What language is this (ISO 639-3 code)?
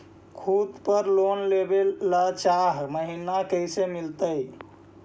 mag